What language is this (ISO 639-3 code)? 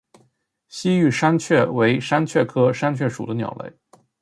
zho